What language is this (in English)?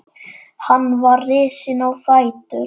Icelandic